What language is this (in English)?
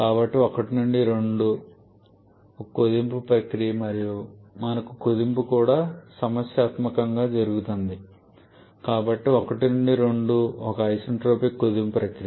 Telugu